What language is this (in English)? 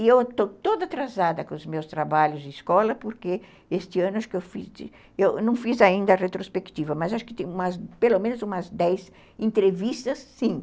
Portuguese